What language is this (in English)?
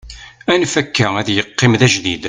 Kabyle